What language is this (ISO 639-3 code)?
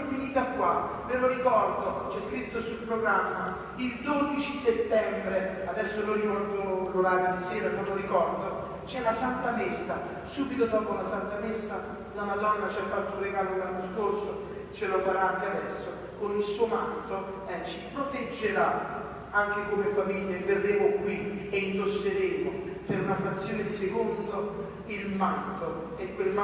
ita